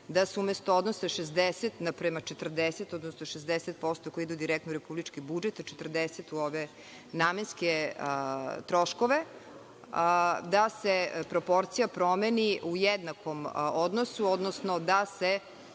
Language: Serbian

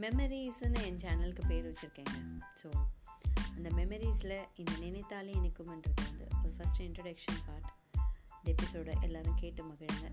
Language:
Tamil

